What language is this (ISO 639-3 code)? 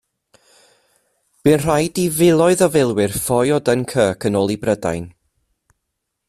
cym